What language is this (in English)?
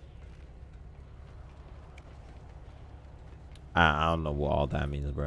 English